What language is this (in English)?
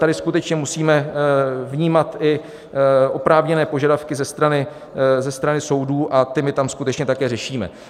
Czech